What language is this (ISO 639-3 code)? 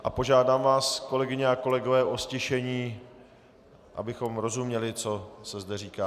ces